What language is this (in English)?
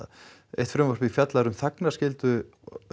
Icelandic